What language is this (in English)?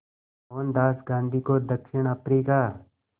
Hindi